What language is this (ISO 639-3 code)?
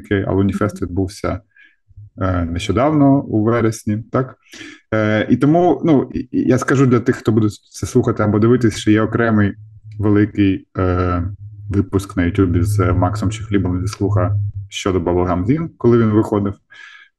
ukr